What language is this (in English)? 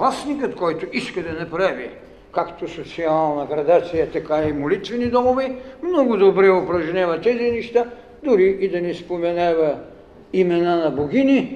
Bulgarian